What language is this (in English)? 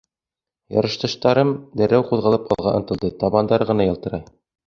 Bashkir